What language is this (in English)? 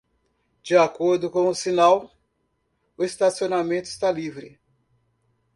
Portuguese